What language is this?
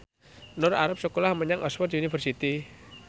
Javanese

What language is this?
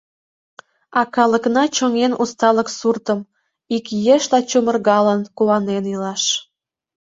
Mari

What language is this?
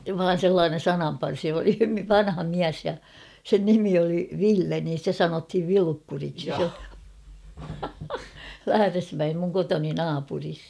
Finnish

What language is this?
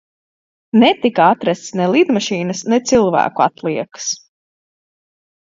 Latvian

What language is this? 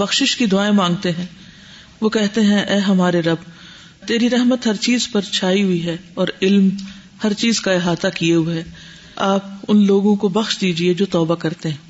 Urdu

